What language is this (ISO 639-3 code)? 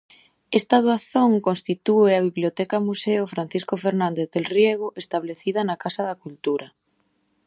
glg